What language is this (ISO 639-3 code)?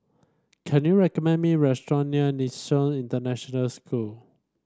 eng